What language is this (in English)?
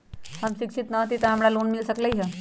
Magahi